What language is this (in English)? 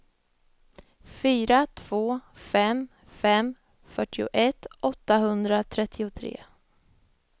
Swedish